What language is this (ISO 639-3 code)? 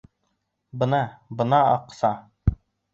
bak